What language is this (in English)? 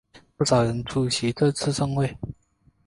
Chinese